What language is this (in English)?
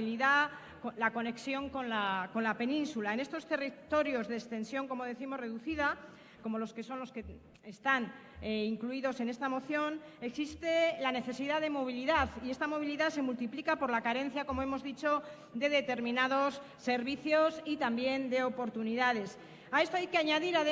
Spanish